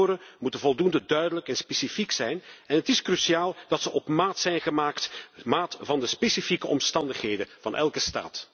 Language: Dutch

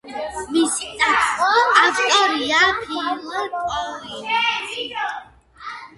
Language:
Georgian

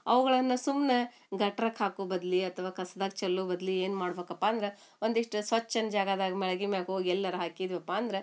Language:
Kannada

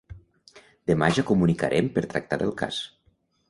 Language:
Catalan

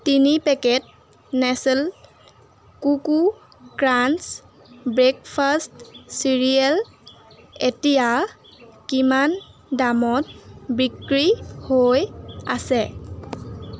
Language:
Assamese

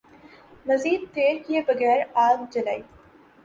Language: Urdu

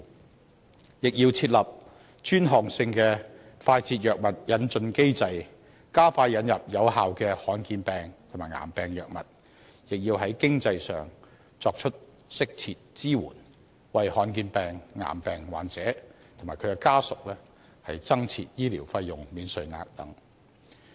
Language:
Cantonese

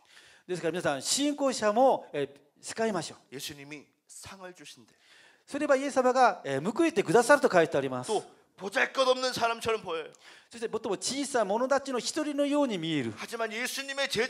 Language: Korean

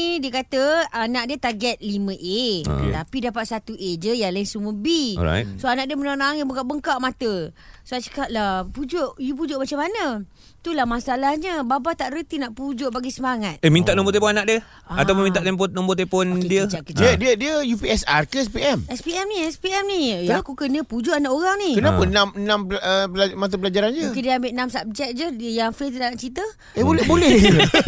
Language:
Malay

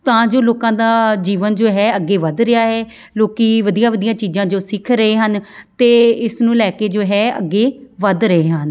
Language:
Punjabi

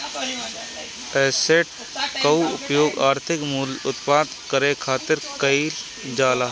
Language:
Bhojpuri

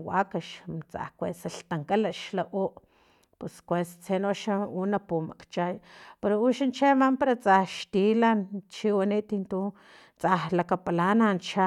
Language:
Filomena Mata-Coahuitlán Totonac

